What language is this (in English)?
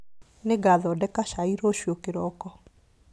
Kikuyu